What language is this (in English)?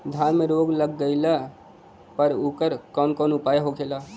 Bhojpuri